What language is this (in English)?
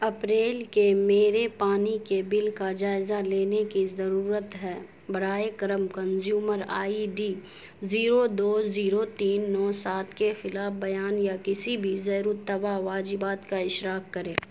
Urdu